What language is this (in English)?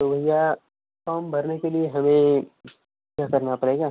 Hindi